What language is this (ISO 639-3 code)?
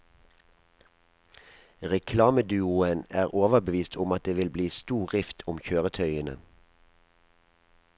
nor